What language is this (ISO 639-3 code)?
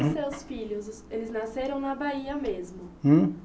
por